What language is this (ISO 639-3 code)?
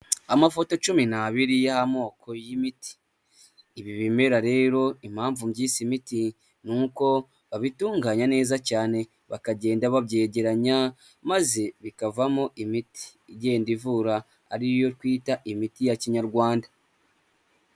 kin